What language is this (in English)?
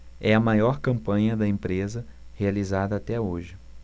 Portuguese